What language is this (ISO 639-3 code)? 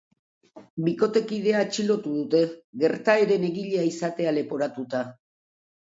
eus